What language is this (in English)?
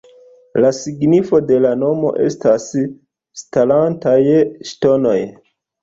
Esperanto